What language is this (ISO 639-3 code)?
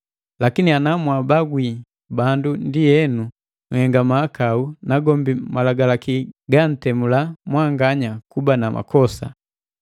mgv